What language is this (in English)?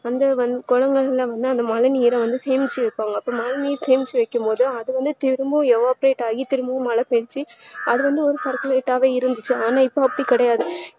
Tamil